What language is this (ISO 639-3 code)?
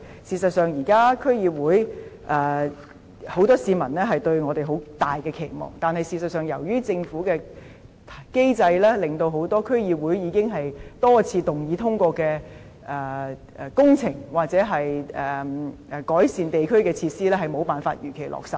yue